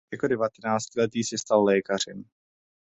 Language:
Czech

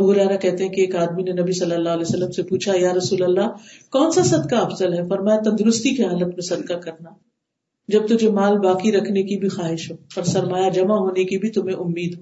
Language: Urdu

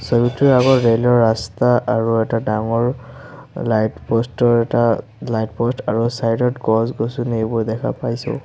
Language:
Assamese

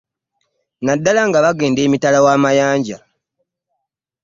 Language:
Ganda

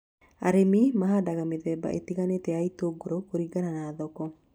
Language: Kikuyu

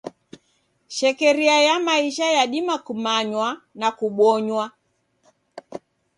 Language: Taita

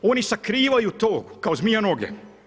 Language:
Croatian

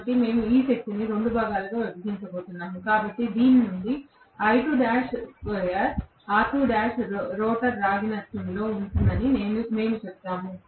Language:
Telugu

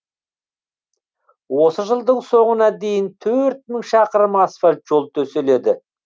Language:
Kazakh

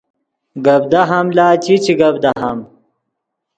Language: Yidgha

